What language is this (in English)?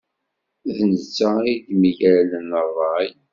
Kabyle